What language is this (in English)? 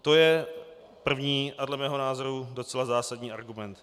Czech